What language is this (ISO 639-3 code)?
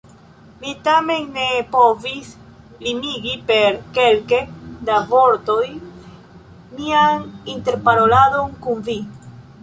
epo